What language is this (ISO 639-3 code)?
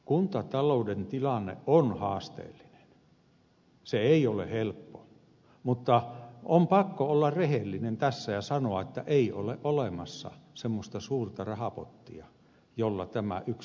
fin